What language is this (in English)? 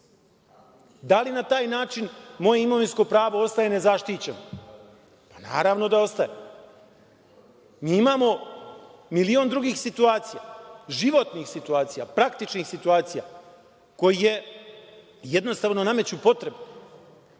Serbian